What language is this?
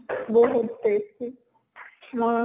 Assamese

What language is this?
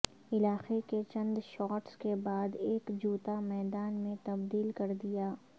Urdu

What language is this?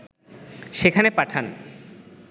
Bangla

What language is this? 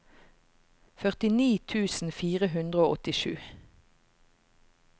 Norwegian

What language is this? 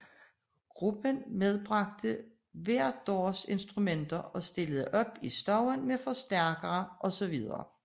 Danish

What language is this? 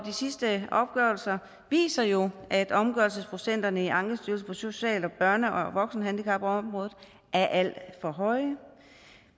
Danish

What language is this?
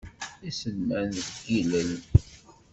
Kabyle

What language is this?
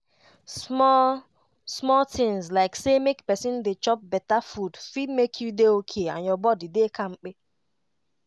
Nigerian Pidgin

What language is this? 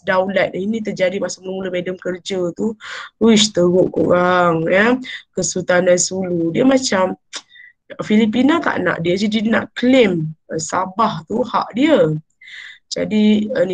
Malay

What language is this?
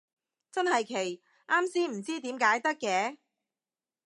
Cantonese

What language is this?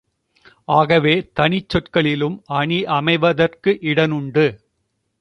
Tamil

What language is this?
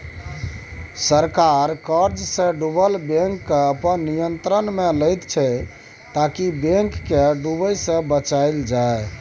Maithili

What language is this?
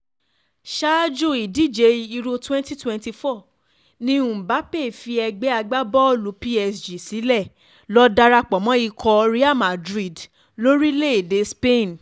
Yoruba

